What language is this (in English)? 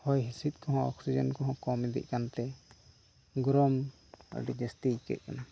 Santali